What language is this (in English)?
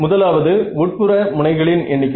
Tamil